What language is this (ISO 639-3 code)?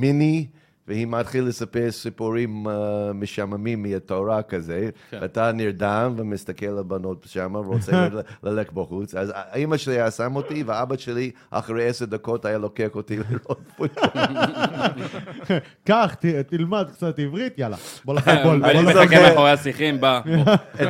heb